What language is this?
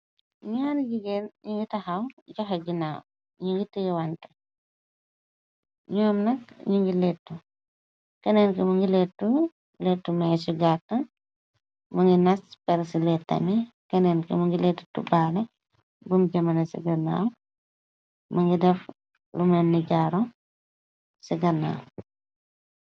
Wolof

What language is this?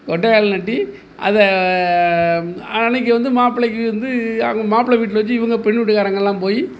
Tamil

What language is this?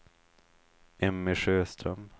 Swedish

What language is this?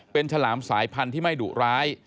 Thai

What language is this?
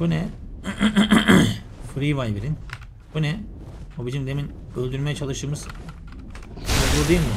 Turkish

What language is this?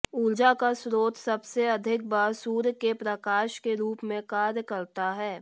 Hindi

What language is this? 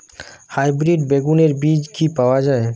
Bangla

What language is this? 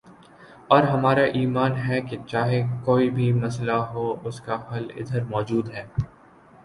Urdu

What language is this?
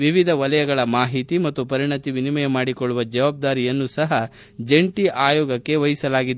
Kannada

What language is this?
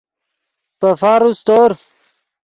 Yidgha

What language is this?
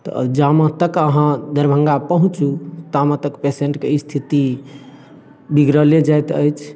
Maithili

